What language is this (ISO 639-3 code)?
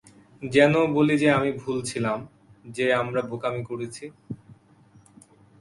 ben